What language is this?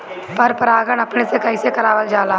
Bhojpuri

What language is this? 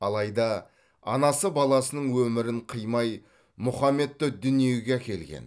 Kazakh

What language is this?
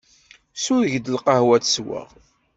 Kabyle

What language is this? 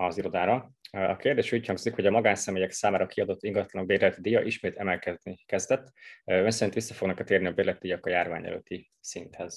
Hungarian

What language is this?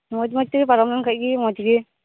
Santali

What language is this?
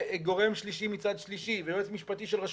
Hebrew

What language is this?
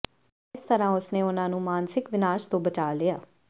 Punjabi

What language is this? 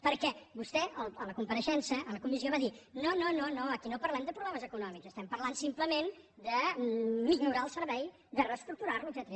Catalan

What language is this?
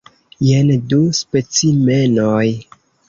Esperanto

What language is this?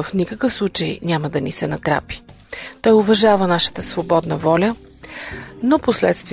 Bulgarian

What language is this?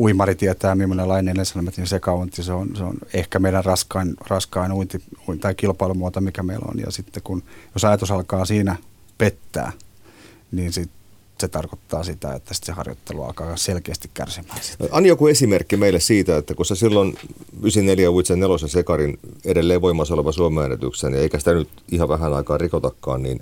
Finnish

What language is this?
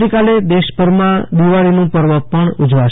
Gujarati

